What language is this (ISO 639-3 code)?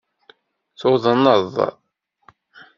kab